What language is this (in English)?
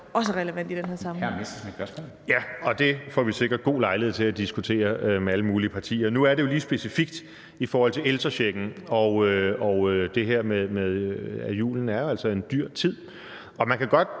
Danish